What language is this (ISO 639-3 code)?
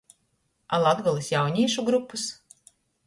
ltg